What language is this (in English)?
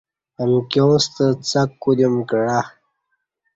Kati